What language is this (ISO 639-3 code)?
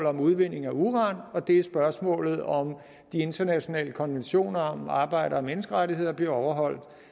dan